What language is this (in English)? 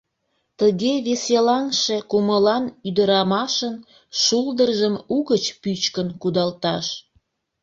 Mari